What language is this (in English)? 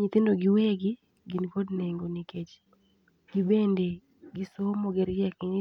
Luo (Kenya and Tanzania)